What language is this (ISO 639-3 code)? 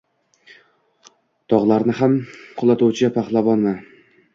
uzb